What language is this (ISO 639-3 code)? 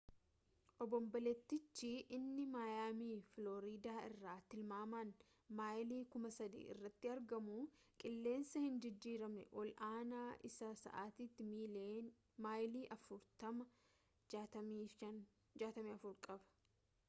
orm